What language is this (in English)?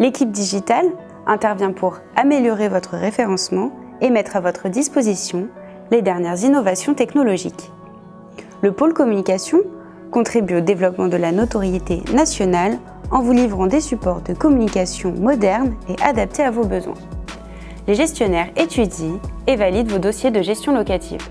French